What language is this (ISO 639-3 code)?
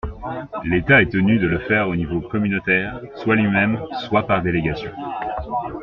fra